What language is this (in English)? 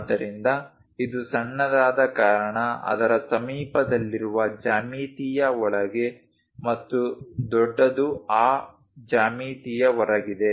Kannada